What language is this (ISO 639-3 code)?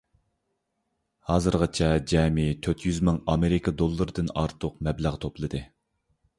uig